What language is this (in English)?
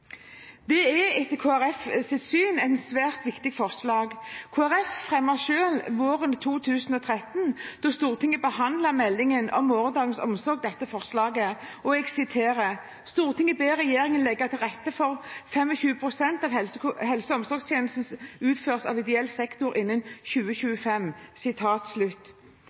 Norwegian Bokmål